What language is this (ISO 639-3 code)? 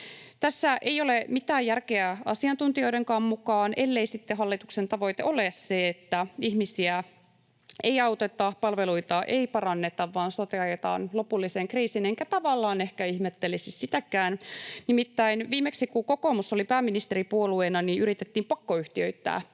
fin